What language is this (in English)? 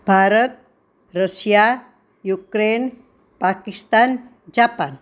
Gujarati